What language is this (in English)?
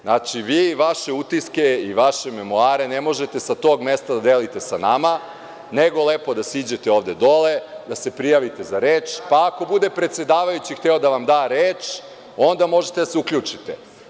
Serbian